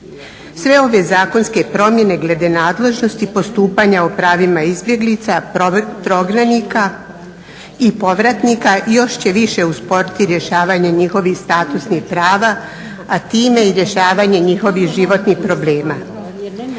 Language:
Croatian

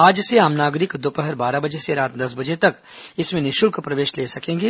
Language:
Hindi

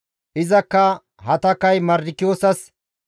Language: Gamo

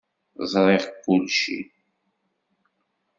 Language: Kabyle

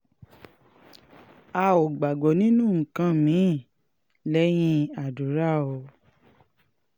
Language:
Yoruba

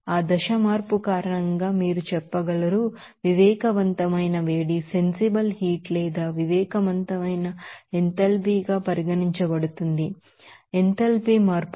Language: Telugu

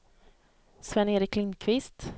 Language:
Swedish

